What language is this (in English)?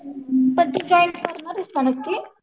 Marathi